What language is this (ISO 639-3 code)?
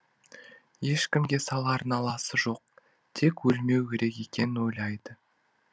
kaz